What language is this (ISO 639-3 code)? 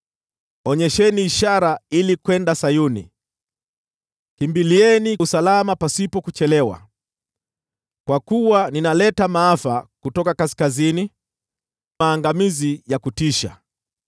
swa